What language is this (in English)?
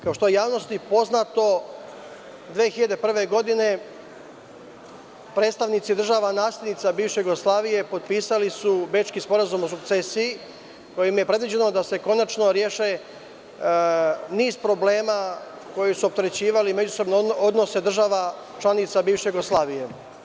Serbian